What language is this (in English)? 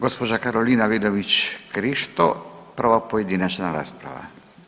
Croatian